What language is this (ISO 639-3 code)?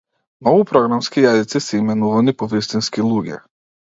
mkd